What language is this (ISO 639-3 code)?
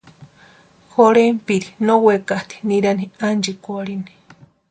pua